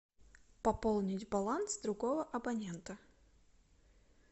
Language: Russian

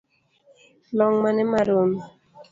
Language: Luo (Kenya and Tanzania)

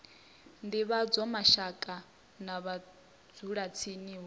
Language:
Venda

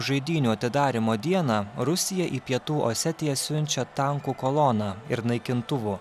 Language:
Lithuanian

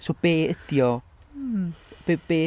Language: Welsh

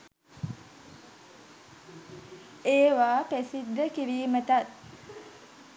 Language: Sinhala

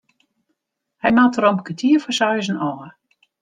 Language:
Western Frisian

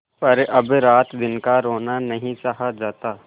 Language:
Hindi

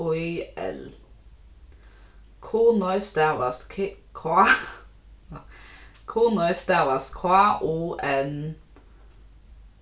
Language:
Faroese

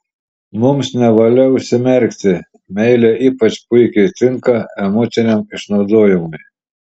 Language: Lithuanian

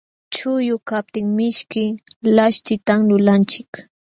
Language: Jauja Wanca Quechua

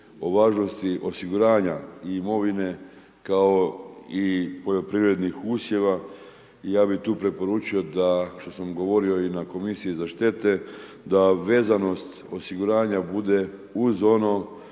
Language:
Croatian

